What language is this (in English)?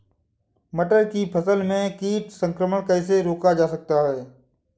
Hindi